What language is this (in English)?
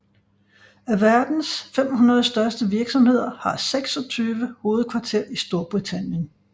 Danish